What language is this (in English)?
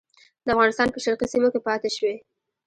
Pashto